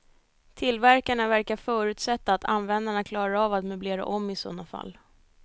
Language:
Swedish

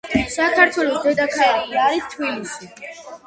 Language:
Georgian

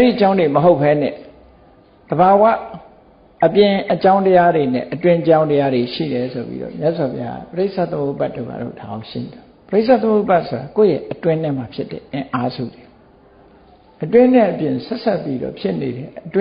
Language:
Vietnamese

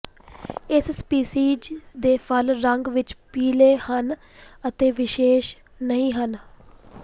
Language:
Punjabi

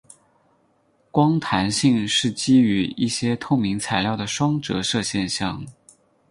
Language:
Chinese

